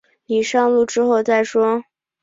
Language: Chinese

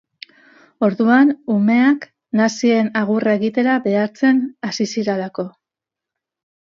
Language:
Basque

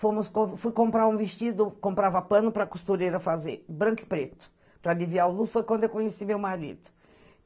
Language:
Portuguese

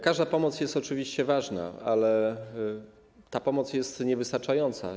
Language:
Polish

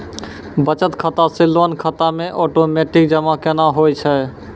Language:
Maithili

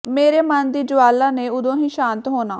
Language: Punjabi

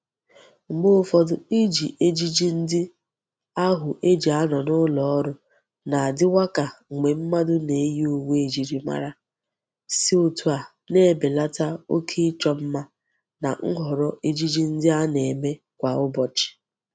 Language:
Igbo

